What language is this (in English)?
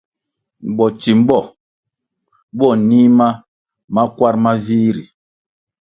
Kwasio